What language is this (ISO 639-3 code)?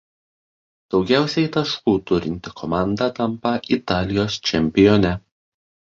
lit